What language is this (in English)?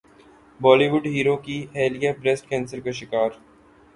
Urdu